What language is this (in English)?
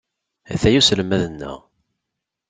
Kabyle